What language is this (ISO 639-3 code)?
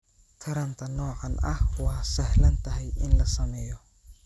som